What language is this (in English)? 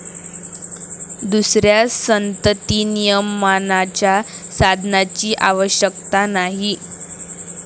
Marathi